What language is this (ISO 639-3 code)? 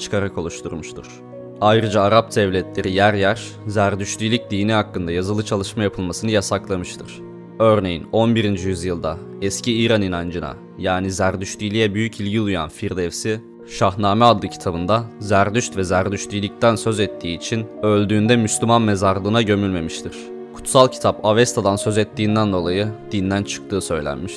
tur